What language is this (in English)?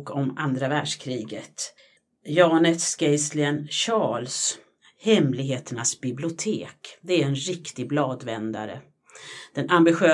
Swedish